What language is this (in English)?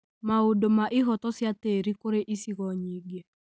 Kikuyu